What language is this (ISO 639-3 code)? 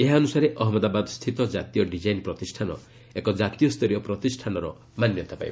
ori